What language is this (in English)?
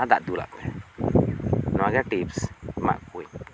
Santali